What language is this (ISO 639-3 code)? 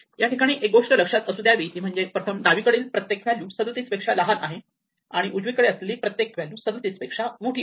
mar